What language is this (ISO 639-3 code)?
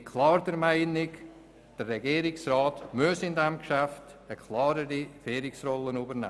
gsw